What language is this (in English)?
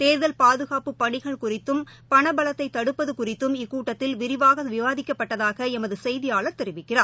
Tamil